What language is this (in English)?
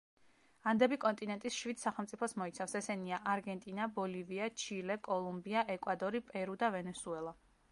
Georgian